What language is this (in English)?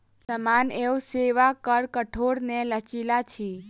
Maithili